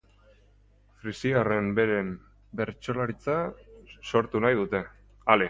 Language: Basque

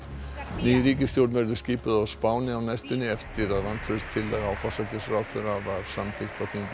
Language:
Icelandic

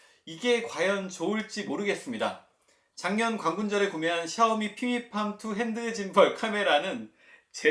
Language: Korean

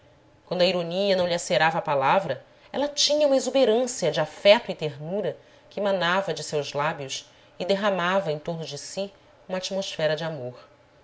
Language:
Portuguese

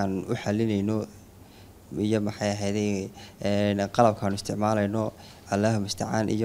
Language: Arabic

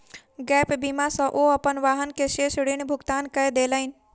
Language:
Maithili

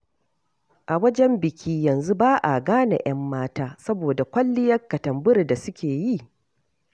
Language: Hausa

